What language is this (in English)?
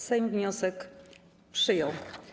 Polish